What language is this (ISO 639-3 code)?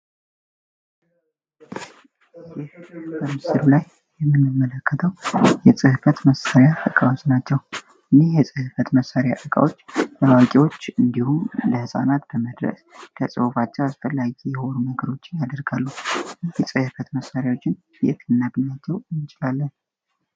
amh